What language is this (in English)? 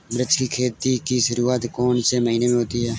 Hindi